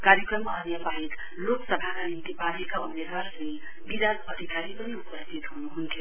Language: Nepali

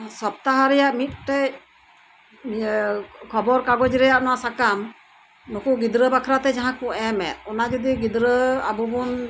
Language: Santali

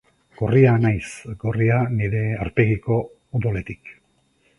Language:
Basque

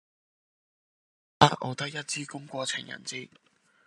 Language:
Cantonese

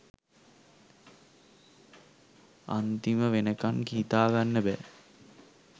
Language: Sinhala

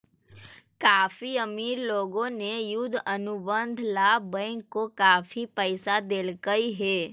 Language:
Magahi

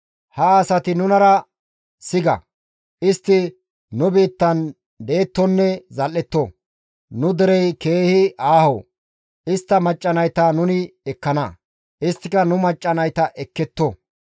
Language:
Gamo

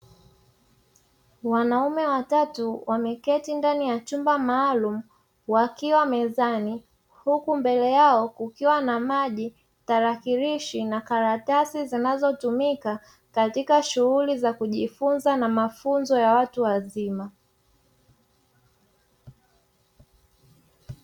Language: Swahili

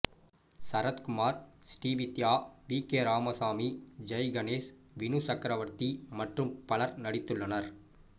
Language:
Tamil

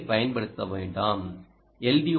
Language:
Tamil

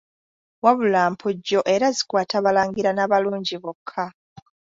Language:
Ganda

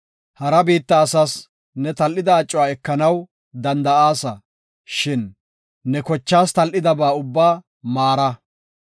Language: Gofa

